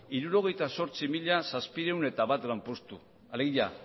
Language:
Basque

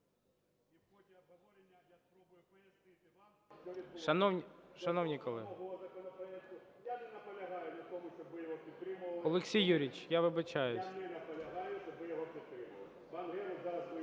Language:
Ukrainian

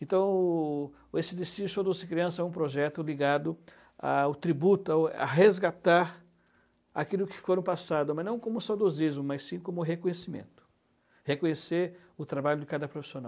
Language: Portuguese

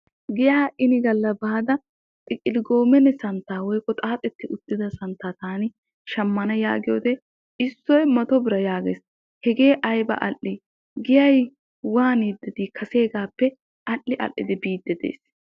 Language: Wolaytta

